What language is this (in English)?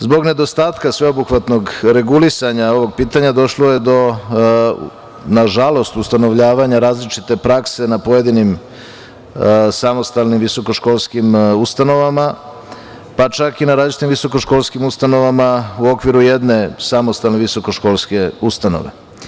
Serbian